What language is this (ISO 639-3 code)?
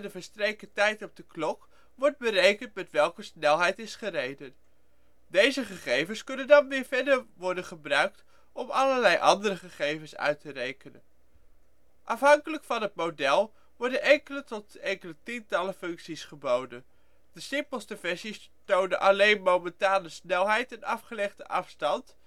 nld